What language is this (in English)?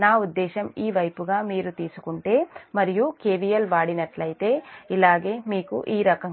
Telugu